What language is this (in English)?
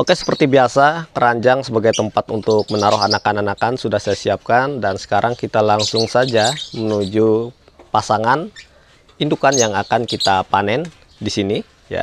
Indonesian